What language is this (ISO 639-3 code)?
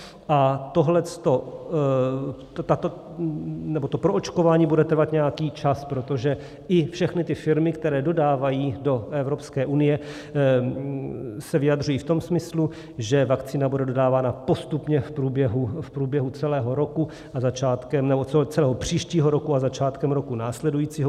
ces